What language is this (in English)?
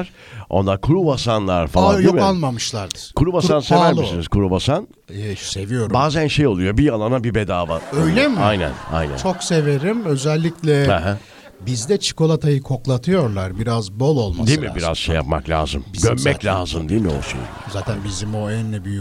Turkish